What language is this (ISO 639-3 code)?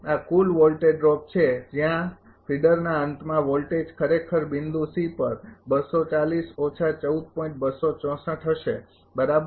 guj